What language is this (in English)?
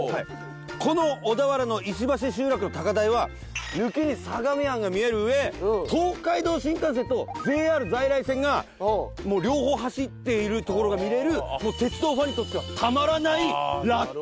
Japanese